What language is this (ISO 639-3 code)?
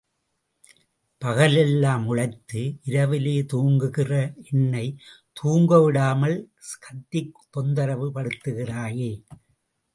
tam